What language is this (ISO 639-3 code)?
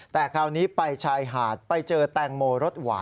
tha